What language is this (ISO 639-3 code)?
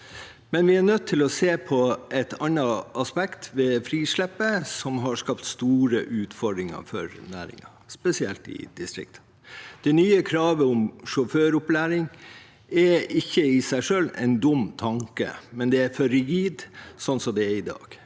nor